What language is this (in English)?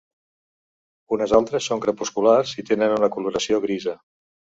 Catalan